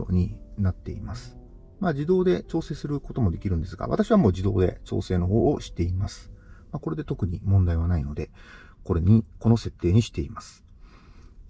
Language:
Japanese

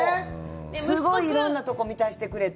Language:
Japanese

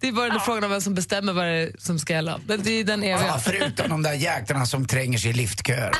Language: Swedish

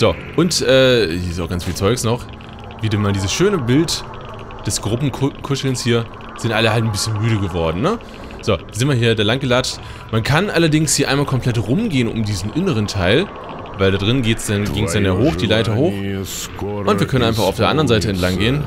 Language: German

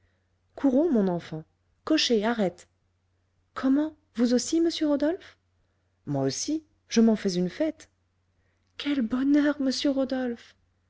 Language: French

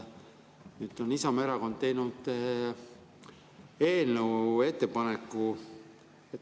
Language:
Estonian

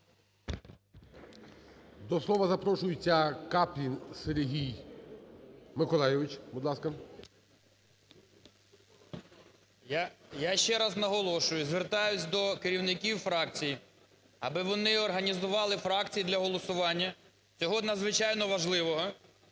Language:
Ukrainian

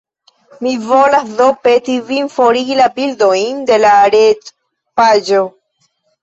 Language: Esperanto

